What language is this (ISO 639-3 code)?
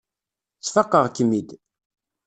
kab